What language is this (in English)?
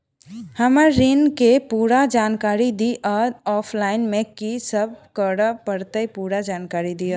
Maithili